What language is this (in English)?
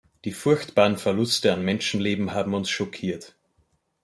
German